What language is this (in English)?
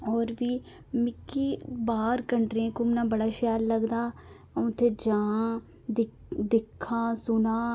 Dogri